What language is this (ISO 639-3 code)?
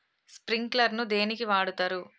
tel